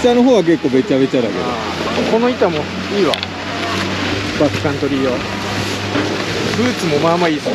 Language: Japanese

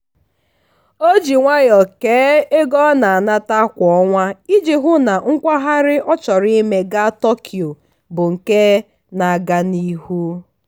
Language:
Igbo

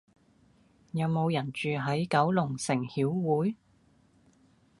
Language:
Cantonese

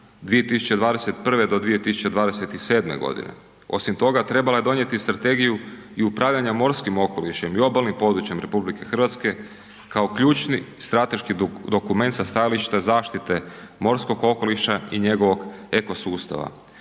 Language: Croatian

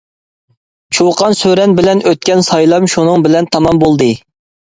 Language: Uyghur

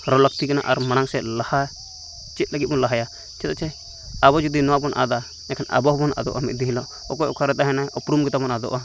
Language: Santali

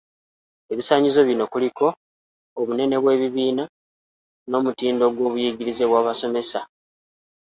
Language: Ganda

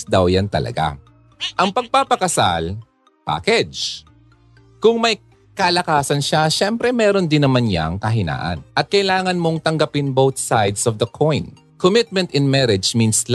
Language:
Filipino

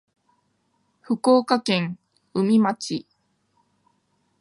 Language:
Japanese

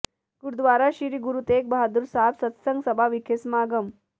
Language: Punjabi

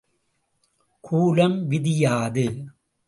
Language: Tamil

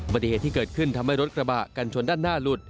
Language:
Thai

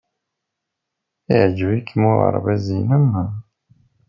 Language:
Kabyle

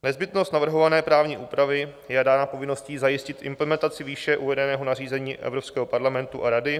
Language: Czech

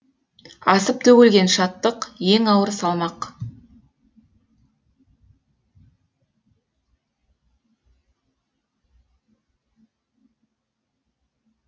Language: Kazakh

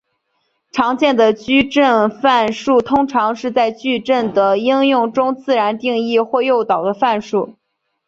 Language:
Chinese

